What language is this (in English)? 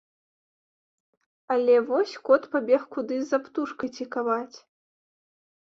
Belarusian